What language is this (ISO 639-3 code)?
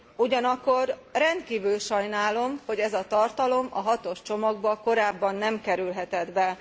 hun